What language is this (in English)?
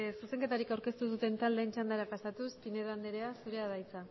Basque